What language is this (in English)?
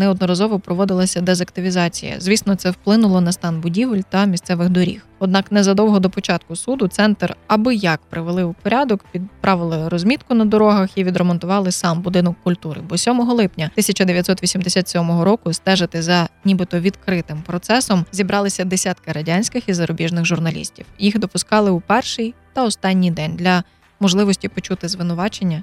Ukrainian